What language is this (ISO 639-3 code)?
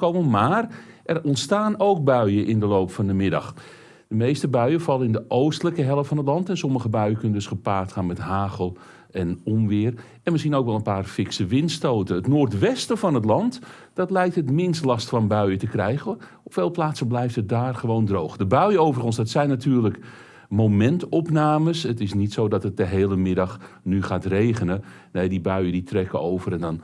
nld